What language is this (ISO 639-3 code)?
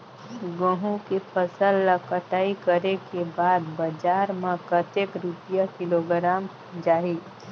hne